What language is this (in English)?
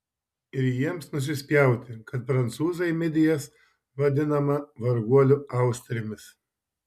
Lithuanian